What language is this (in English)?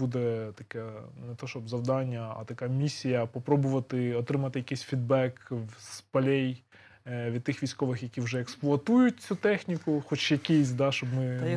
Ukrainian